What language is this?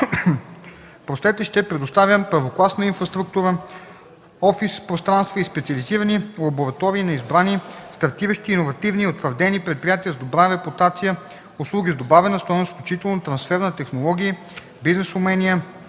Bulgarian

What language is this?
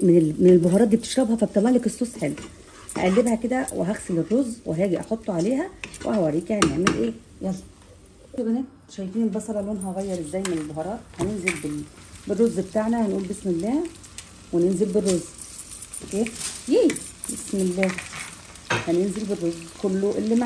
Arabic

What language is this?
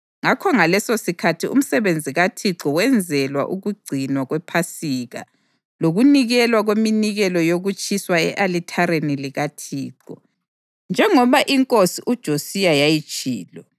North Ndebele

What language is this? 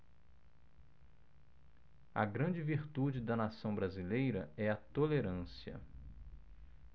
Portuguese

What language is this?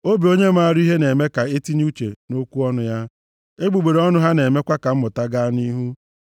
Igbo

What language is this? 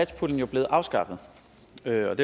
Danish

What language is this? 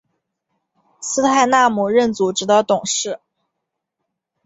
Chinese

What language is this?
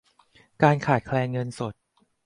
Thai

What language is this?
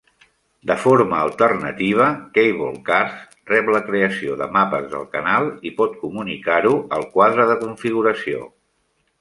Catalan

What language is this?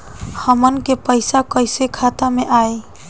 Bhojpuri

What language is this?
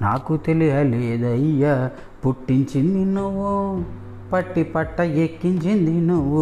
Telugu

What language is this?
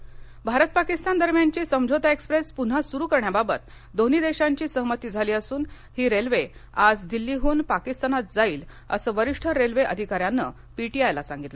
Marathi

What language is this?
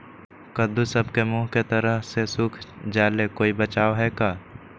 Magahi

